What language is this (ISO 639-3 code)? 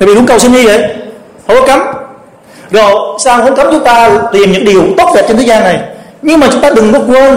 vie